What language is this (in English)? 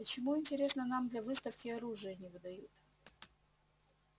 Russian